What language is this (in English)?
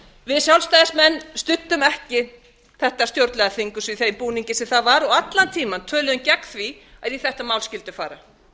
Icelandic